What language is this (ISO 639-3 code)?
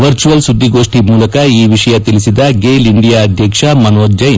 kan